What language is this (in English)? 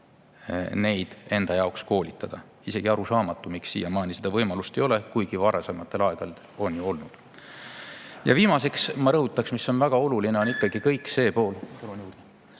Estonian